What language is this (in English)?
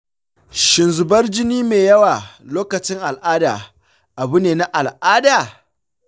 Hausa